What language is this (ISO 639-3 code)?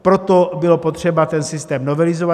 ces